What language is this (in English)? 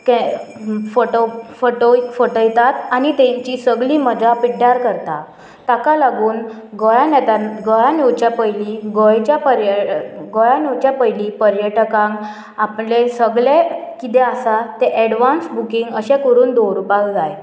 Konkani